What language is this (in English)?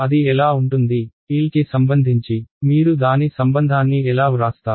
Telugu